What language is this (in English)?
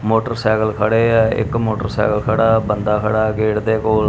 Punjabi